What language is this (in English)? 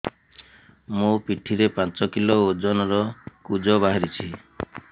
Odia